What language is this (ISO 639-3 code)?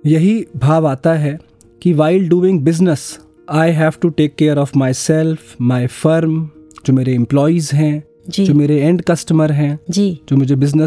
hin